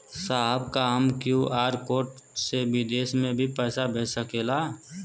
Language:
Bhojpuri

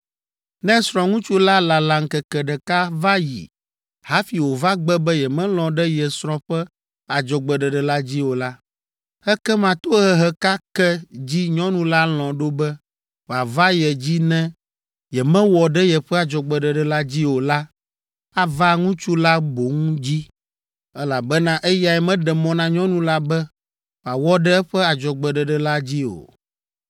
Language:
Ewe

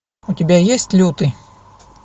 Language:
Russian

